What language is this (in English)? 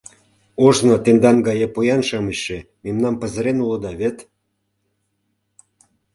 Mari